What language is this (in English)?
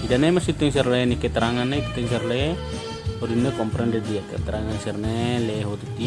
Indonesian